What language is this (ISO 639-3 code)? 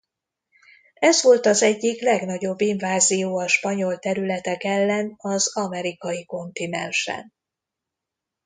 hun